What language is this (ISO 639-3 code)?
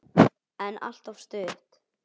isl